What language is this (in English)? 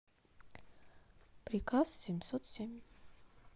Russian